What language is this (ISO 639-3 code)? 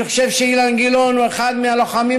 heb